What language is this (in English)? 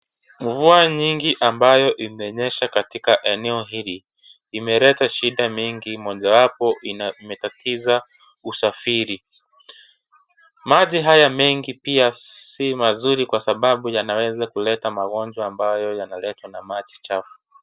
Swahili